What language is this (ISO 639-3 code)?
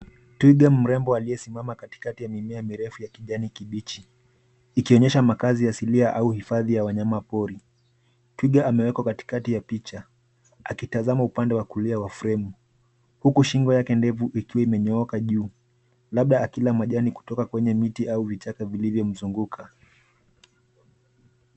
swa